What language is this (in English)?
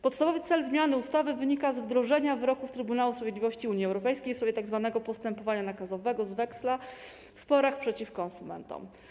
Polish